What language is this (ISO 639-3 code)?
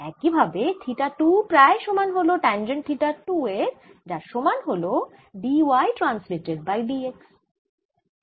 ben